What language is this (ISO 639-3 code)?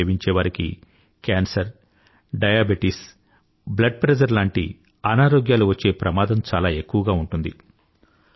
tel